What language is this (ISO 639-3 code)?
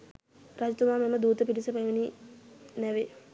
sin